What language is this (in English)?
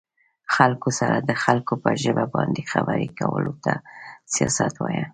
Pashto